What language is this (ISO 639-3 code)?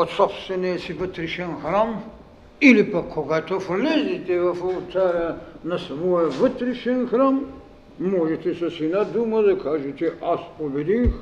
bul